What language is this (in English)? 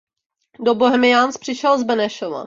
Czech